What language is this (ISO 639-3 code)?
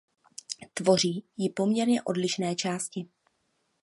ces